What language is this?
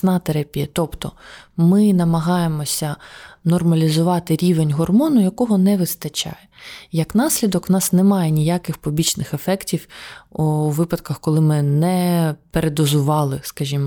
Ukrainian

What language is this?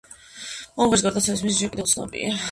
Georgian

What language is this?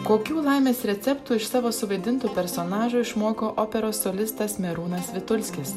Lithuanian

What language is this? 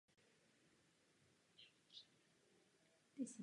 Czech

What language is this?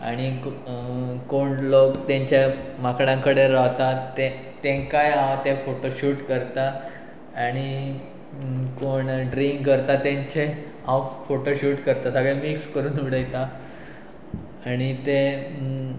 Konkani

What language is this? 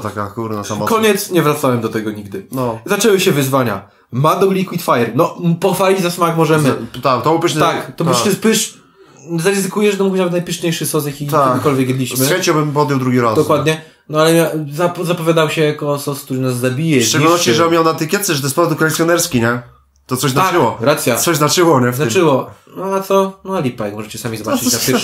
Polish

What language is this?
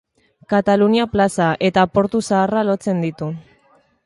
Basque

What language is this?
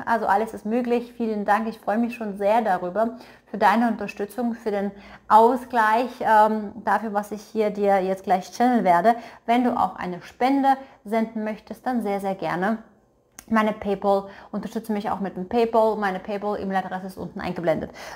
German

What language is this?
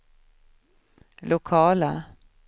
Swedish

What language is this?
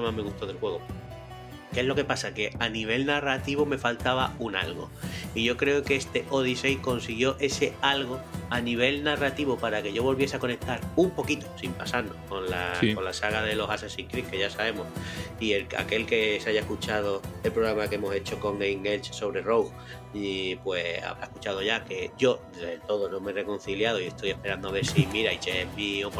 Spanish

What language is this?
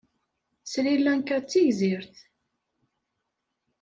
Kabyle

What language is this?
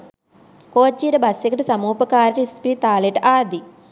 Sinhala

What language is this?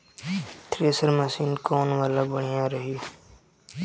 Bhojpuri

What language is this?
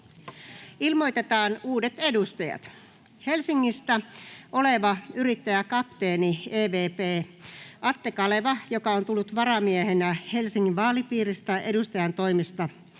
Finnish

